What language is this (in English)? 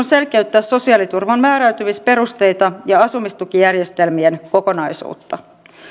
Finnish